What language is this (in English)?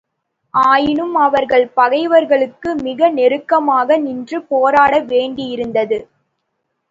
Tamil